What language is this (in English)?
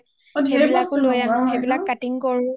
Assamese